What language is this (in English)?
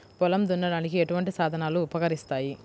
Telugu